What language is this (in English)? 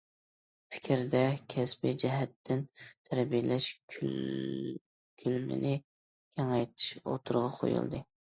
Uyghur